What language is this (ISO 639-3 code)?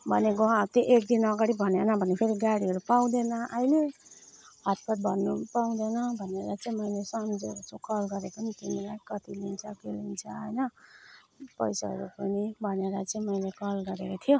nep